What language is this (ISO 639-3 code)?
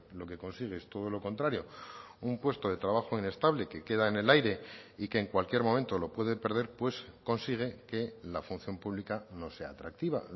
spa